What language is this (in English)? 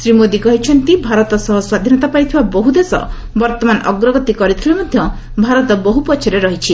Odia